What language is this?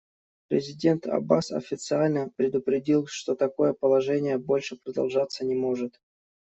Russian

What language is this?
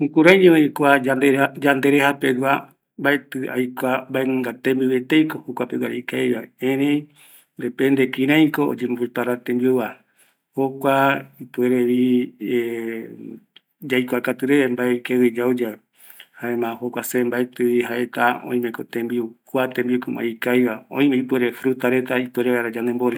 Eastern Bolivian Guaraní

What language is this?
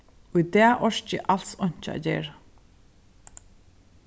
Faroese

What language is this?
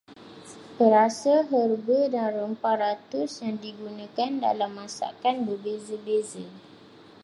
Malay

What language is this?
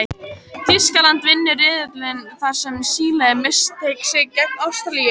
Icelandic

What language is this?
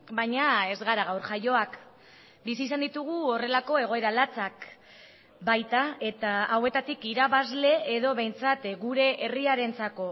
Basque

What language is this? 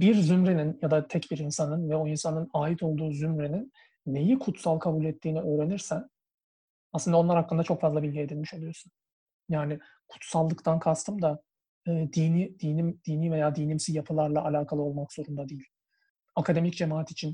Turkish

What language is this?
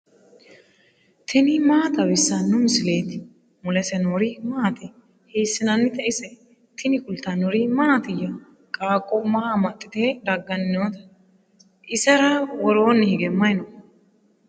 Sidamo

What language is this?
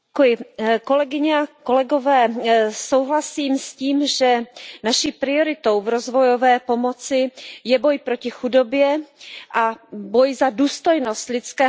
Czech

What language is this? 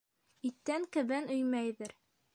Bashkir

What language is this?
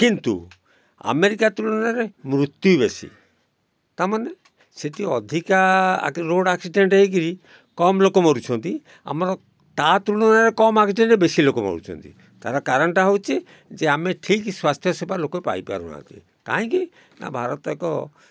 Odia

